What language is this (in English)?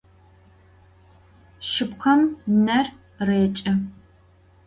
Adyghe